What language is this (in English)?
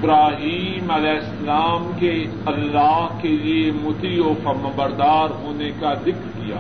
Urdu